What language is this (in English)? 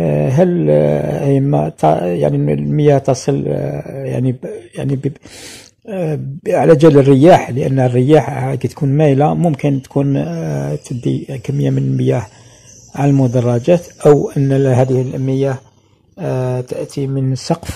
Arabic